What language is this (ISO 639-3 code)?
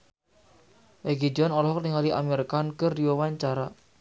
sun